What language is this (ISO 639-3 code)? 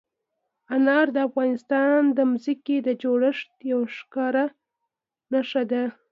pus